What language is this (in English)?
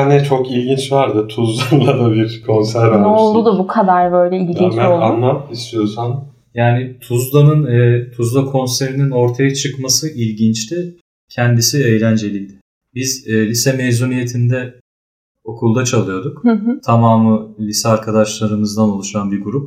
Turkish